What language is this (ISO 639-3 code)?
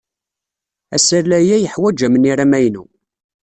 kab